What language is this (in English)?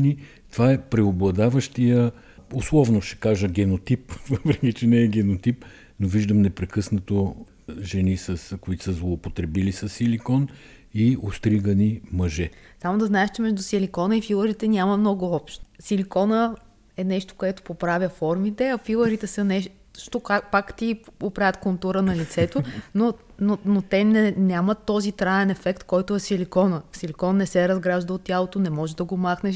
Bulgarian